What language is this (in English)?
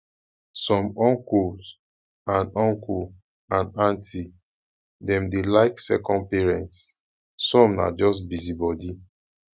Nigerian Pidgin